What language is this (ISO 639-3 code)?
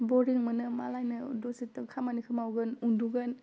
brx